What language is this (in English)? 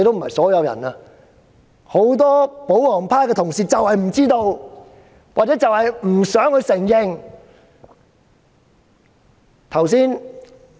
Cantonese